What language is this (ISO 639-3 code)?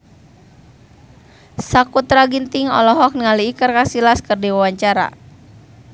sun